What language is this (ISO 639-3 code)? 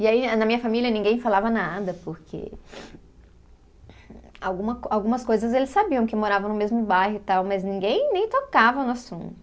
por